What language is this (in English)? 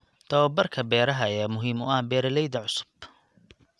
Somali